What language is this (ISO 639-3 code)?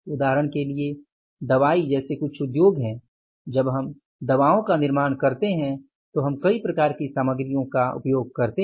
hin